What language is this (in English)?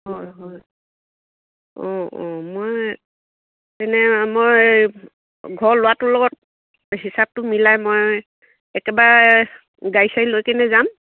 Assamese